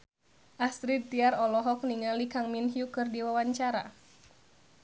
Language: Sundanese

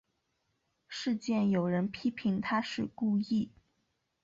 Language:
Chinese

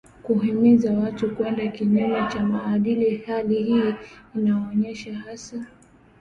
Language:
Swahili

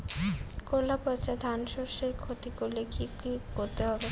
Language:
Bangla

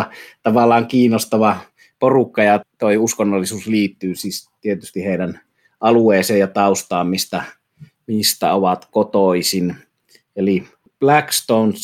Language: Finnish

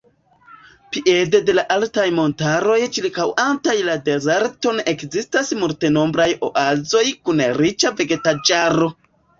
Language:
Esperanto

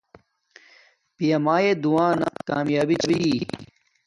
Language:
Domaaki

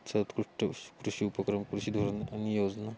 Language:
Marathi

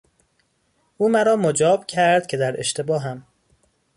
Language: Persian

